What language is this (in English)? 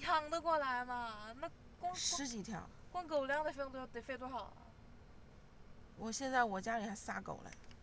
Chinese